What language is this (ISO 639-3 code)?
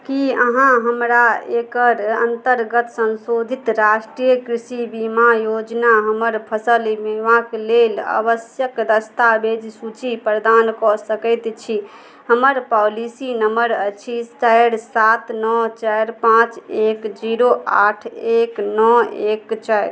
mai